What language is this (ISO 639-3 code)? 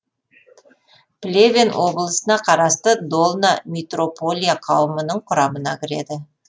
kaz